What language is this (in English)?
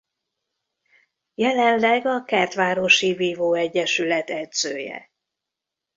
Hungarian